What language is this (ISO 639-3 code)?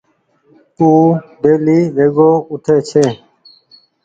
gig